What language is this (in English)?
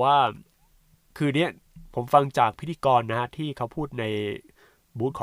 Thai